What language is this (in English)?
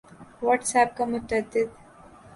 Urdu